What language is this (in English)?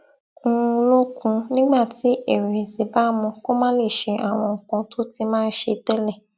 Yoruba